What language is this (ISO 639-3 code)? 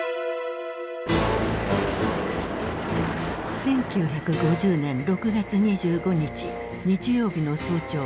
jpn